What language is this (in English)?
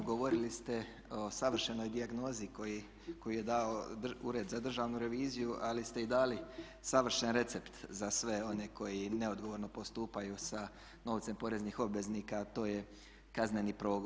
Croatian